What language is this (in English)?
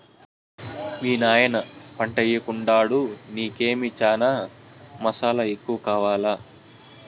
Telugu